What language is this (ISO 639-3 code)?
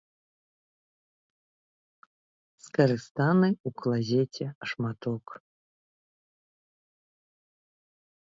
bel